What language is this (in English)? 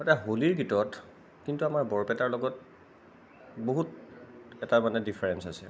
Assamese